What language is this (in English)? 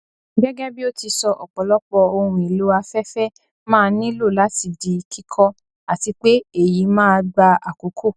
Yoruba